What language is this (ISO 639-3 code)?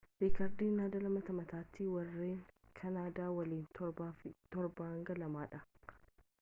orm